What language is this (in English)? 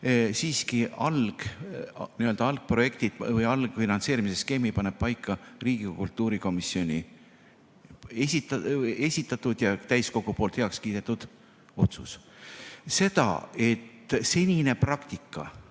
Estonian